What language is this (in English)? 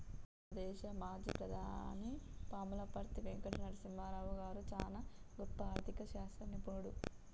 Telugu